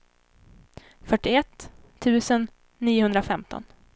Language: Swedish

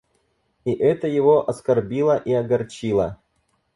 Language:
Russian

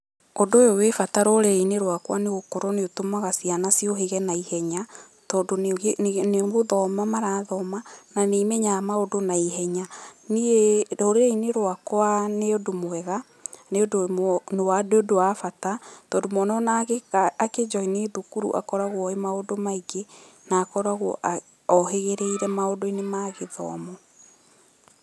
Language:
Kikuyu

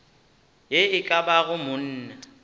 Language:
Northern Sotho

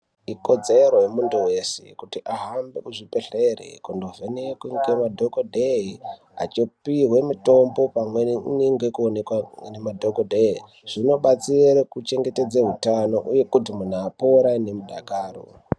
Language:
Ndau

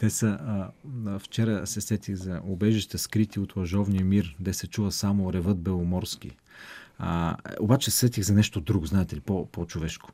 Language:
Bulgarian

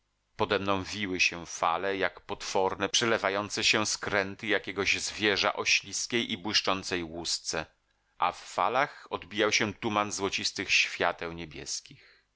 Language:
Polish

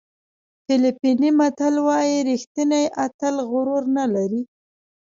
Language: Pashto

